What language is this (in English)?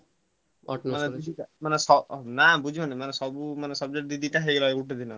Odia